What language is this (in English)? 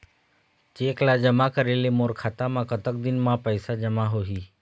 Chhattisgarhi